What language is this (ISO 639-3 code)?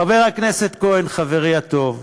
heb